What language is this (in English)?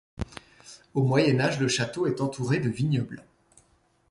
French